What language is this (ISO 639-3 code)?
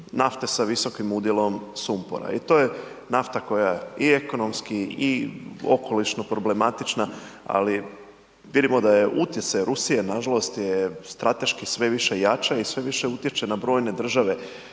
hrv